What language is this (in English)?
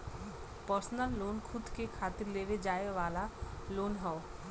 Bhojpuri